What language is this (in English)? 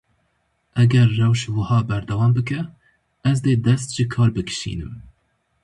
Kurdish